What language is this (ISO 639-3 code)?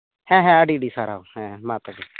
sat